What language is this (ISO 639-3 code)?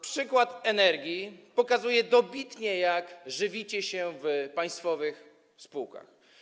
pol